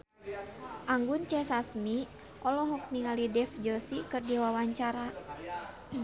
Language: Sundanese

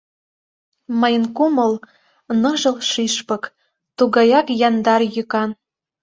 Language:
Mari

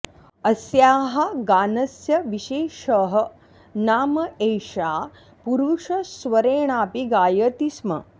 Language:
Sanskrit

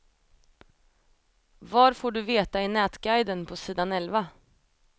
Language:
Swedish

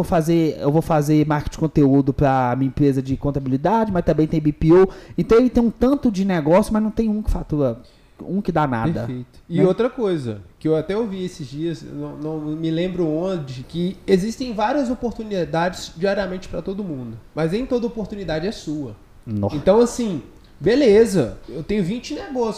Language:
Portuguese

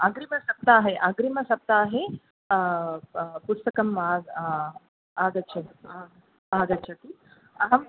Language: Sanskrit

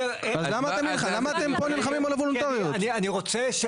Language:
Hebrew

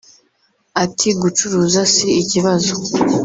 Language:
Kinyarwanda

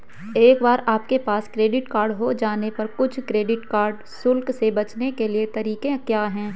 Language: Hindi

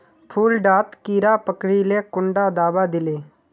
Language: Magahi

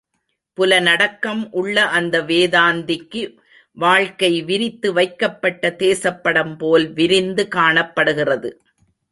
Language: Tamil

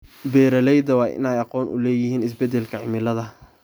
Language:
Somali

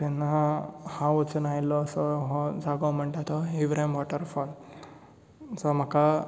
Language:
Konkani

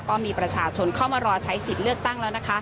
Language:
Thai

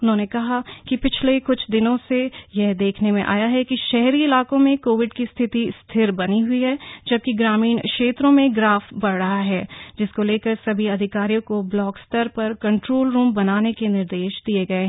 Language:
Hindi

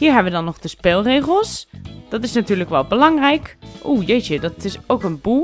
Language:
Dutch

